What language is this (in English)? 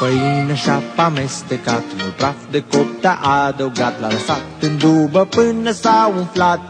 Romanian